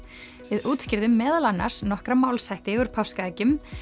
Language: Icelandic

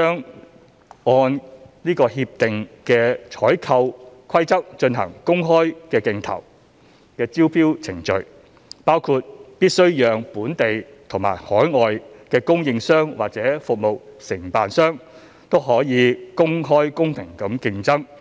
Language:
Cantonese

